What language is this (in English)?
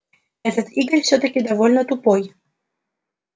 Russian